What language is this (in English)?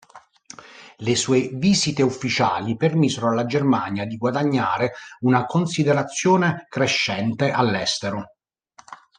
Italian